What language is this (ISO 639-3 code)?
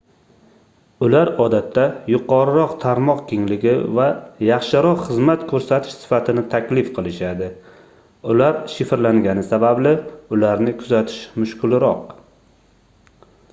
uzb